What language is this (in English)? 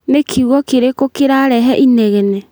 Kikuyu